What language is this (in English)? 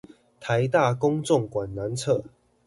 Chinese